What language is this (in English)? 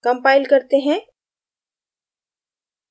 Hindi